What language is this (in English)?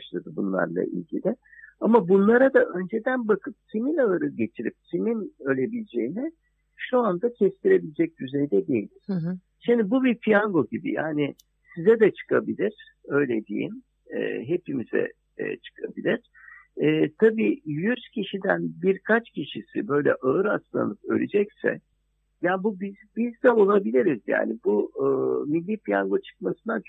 Turkish